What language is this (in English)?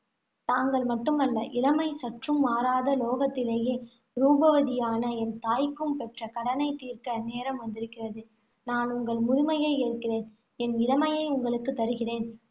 Tamil